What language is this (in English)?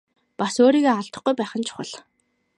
Mongolian